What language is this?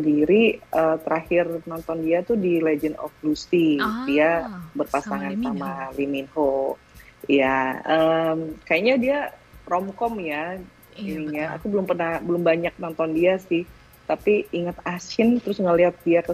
Indonesian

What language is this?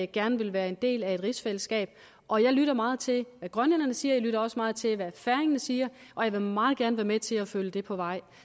Danish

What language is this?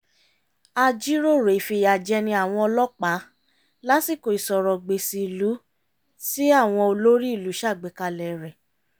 Yoruba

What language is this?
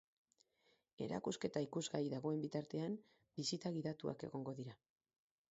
Basque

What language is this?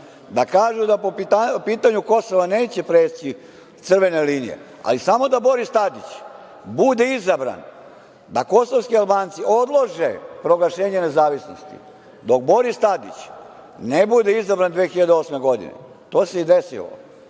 Serbian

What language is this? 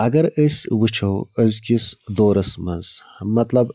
Kashmiri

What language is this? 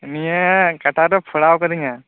Santali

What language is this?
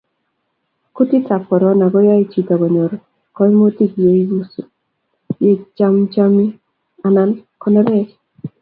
Kalenjin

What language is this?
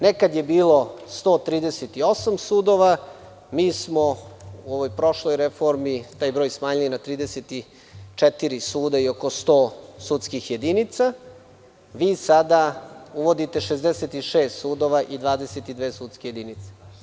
Serbian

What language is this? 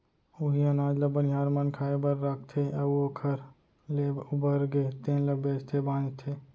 Chhattisgarhi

